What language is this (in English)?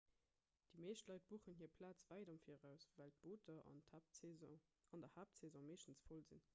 Luxembourgish